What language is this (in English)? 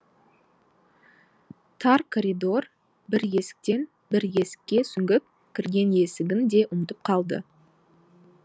Kazakh